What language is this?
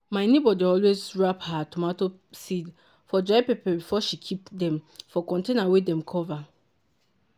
Nigerian Pidgin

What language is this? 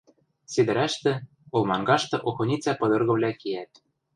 Western Mari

